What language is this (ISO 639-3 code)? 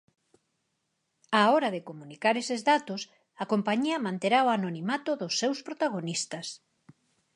glg